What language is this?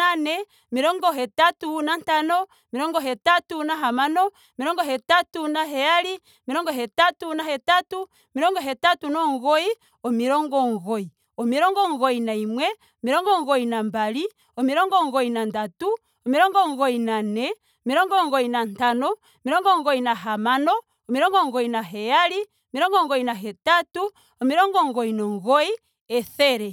Ndonga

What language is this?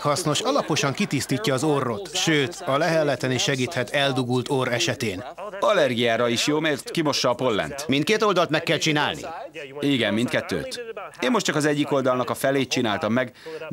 Hungarian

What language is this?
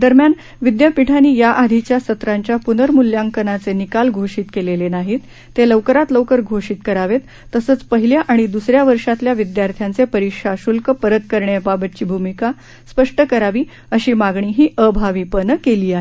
Marathi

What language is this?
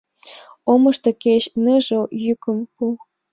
Mari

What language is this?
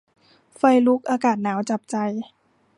Thai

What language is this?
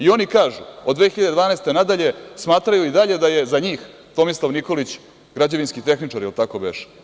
Serbian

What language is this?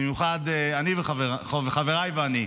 Hebrew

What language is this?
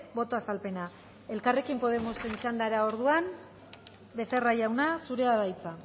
Basque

